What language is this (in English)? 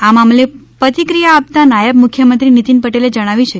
Gujarati